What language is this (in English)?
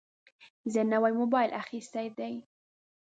Pashto